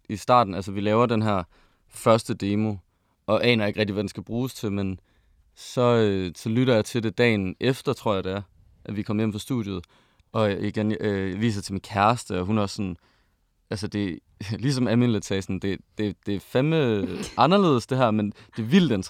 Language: Danish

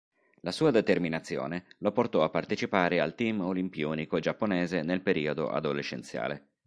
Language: Italian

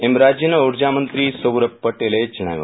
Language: Gujarati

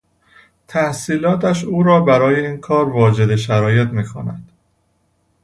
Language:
Persian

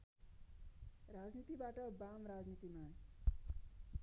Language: Nepali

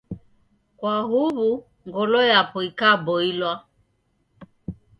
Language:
Taita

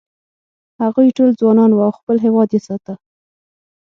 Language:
Pashto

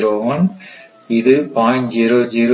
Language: Tamil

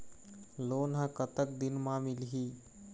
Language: Chhattisgarhi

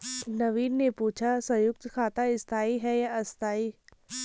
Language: Hindi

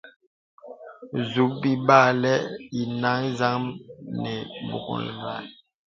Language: Bebele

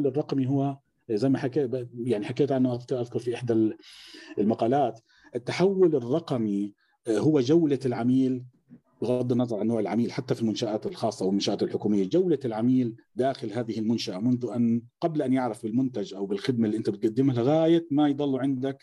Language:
Arabic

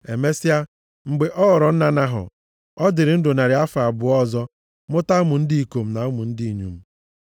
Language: Igbo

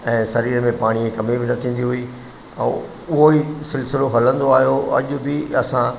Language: Sindhi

